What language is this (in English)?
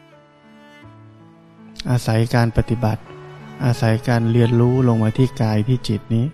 Thai